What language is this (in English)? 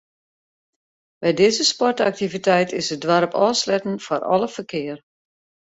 Western Frisian